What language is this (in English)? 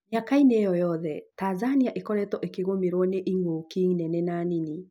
Kikuyu